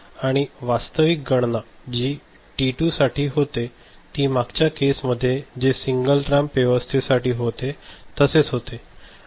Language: Marathi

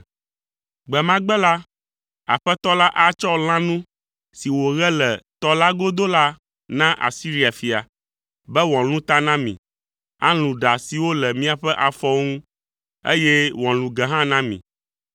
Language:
Ewe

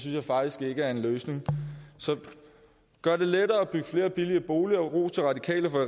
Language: Danish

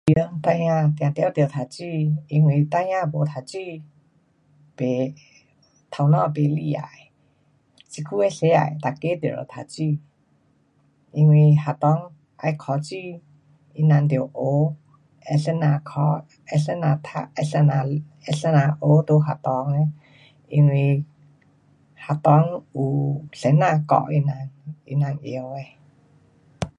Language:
Pu-Xian Chinese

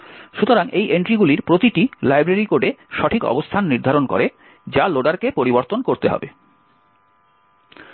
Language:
Bangla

